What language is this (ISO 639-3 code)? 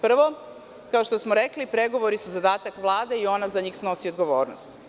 srp